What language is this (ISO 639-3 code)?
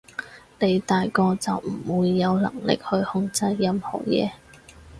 yue